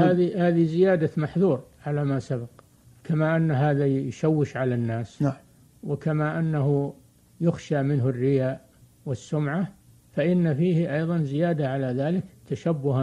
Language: Arabic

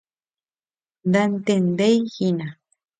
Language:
Guarani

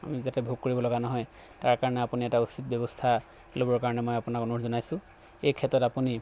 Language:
Assamese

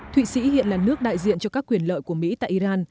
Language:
Vietnamese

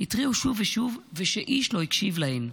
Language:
Hebrew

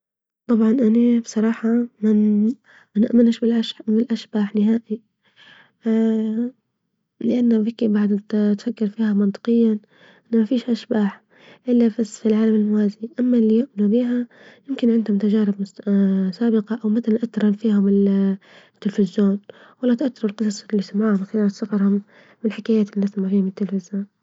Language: Libyan Arabic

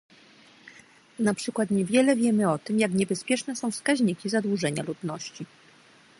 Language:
Polish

